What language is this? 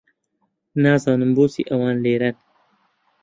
Central Kurdish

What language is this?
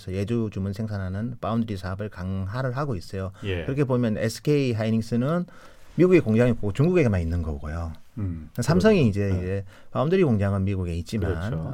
Korean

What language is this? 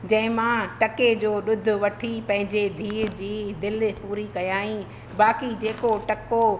Sindhi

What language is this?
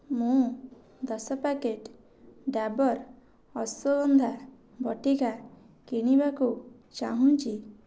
Odia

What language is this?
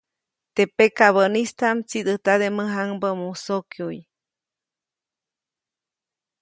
Copainalá Zoque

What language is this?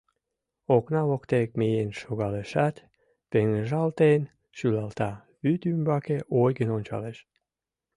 Mari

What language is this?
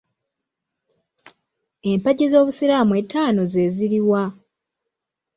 Ganda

